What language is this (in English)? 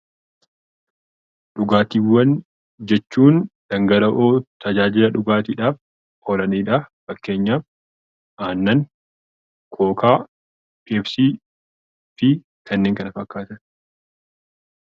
Oromo